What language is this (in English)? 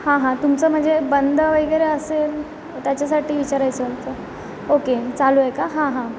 Marathi